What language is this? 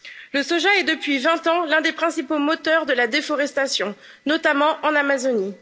French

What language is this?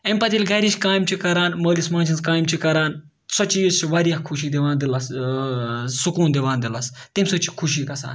Kashmiri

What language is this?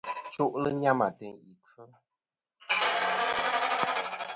Kom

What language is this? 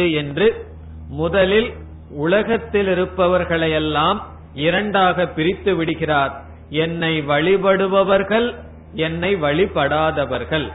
Tamil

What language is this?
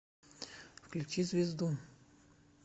Russian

